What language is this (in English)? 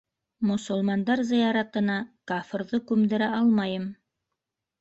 Bashkir